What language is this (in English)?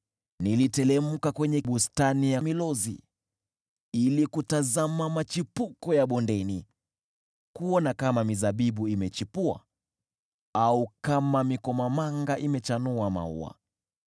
Swahili